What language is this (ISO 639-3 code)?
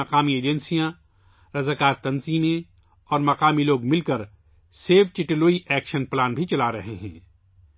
urd